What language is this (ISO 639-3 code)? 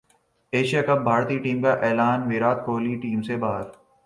urd